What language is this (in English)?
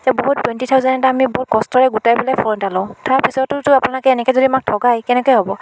Assamese